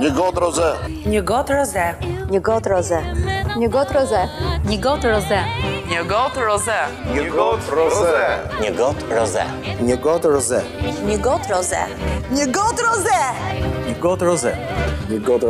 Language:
Romanian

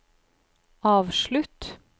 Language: Norwegian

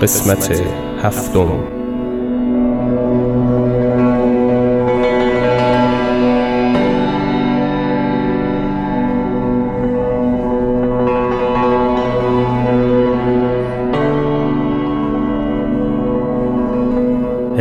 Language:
Persian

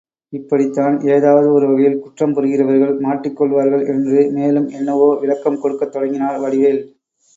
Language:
Tamil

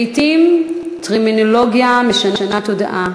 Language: Hebrew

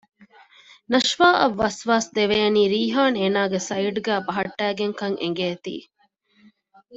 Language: Divehi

